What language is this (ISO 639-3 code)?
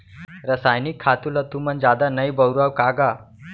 hne